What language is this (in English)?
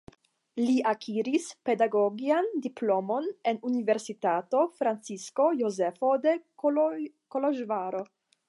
Esperanto